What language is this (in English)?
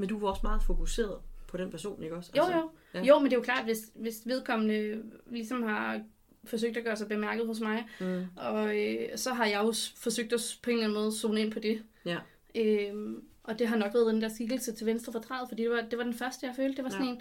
Danish